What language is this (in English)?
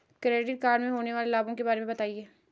Hindi